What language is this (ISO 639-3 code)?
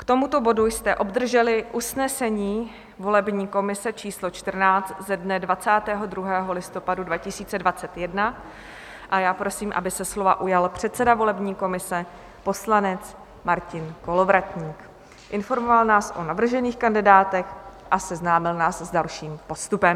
ces